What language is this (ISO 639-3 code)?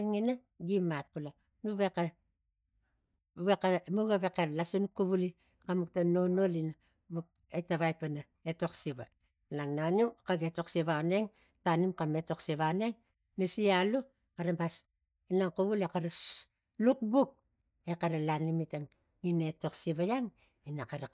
tgc